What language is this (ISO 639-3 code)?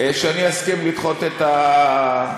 heb